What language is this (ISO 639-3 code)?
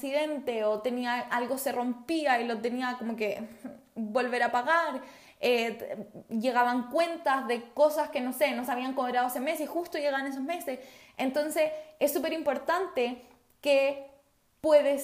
spa